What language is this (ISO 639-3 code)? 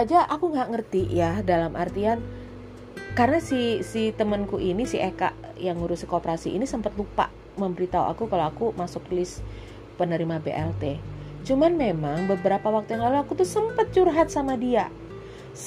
ind